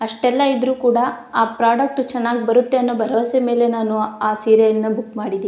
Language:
Kannada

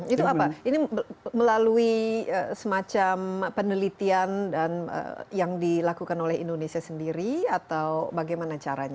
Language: Indonesian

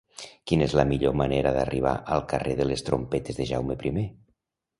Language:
Catalan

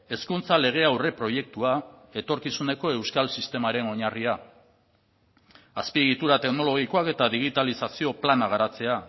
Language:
Basque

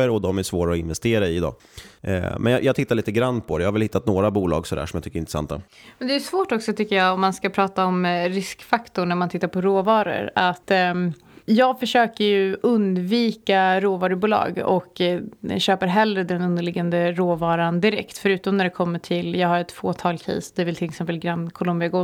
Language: Swedish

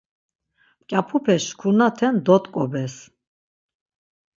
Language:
Laz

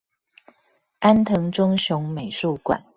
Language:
Chinese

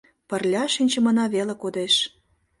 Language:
Mari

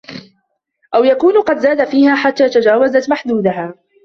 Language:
Arabic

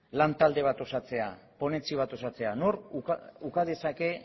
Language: Basque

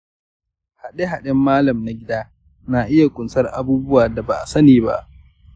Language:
Hausa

